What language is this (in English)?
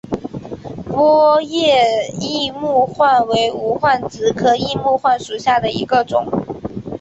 Chinese